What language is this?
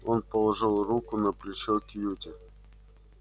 Russian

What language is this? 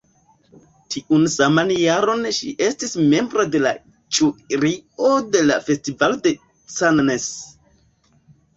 Esperanto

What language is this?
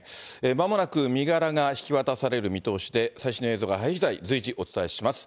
Japanese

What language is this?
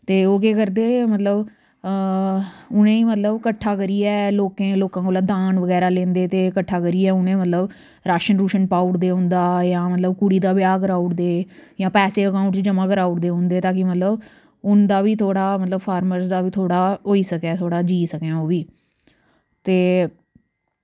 Dogri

